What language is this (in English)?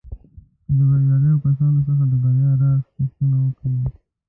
Pashto